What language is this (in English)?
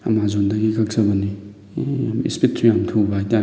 Manipuri